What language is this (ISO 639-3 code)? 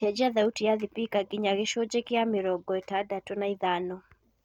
kik